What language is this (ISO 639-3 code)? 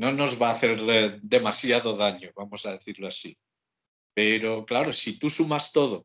spa